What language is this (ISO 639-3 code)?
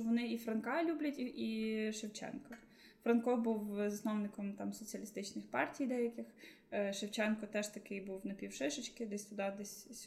ukr